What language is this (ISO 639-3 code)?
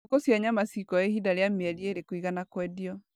kik